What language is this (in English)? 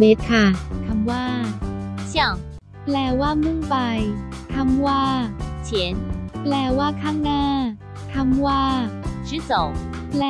Thai